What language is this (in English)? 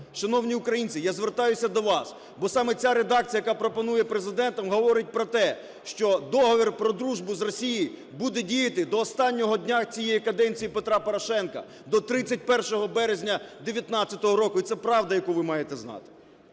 Ukrainian